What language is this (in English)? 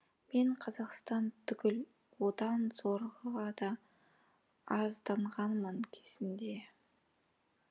Kazakh